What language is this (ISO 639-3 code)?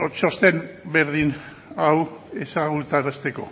eus